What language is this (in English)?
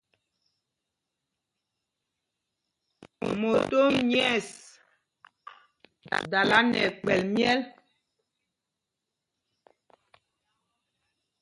Mpumpong